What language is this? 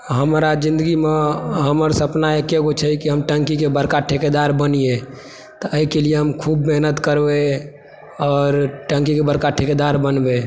Maithili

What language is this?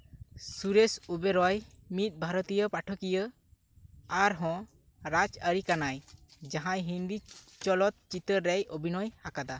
Santali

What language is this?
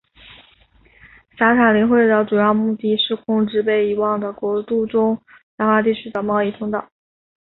Chinese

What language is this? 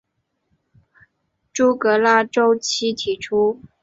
Chinese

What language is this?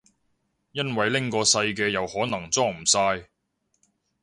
Cantonese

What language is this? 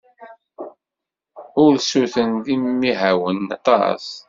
Kabyle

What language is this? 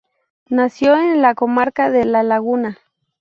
Spanish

